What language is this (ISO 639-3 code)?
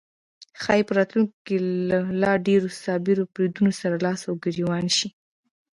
pus